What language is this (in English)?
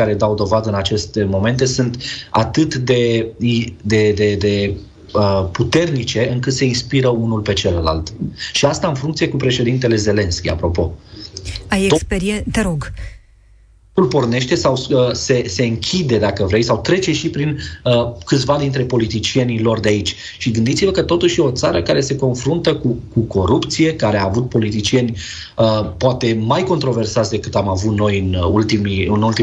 Romanian